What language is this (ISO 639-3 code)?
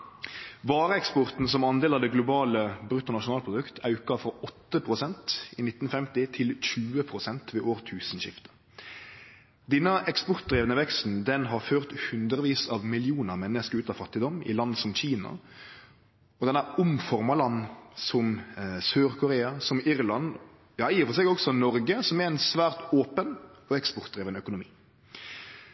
nno